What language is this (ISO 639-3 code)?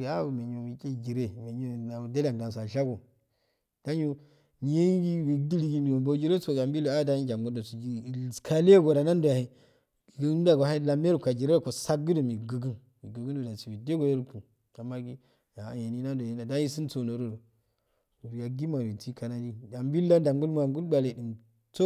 aal